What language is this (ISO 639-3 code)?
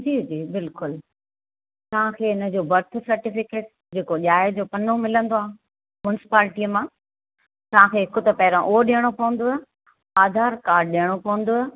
snd